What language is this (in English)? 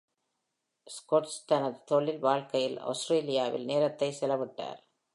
Tamil